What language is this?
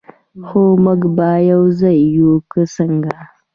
Pashto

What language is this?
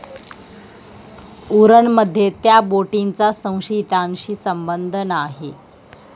Marathi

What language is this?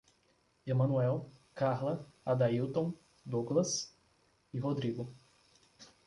Portuguese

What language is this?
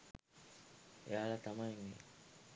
Sinhala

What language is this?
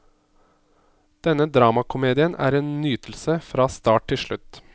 Norwegian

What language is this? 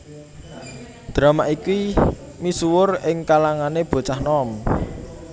Javanese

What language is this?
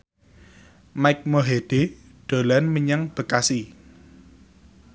Javanese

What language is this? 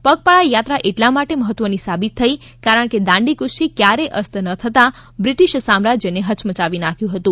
Gujarati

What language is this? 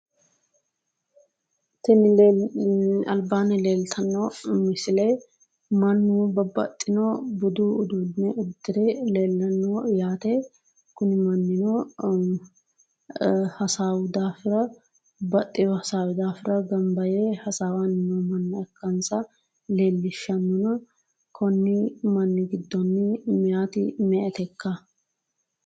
Sidamo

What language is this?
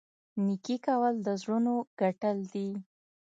Pashto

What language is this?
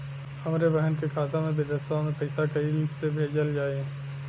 Bhojpuri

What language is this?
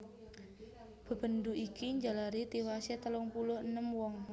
Javanese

